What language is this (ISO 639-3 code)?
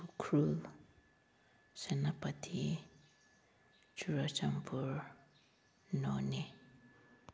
mni